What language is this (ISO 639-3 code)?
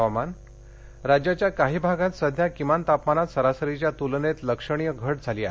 mar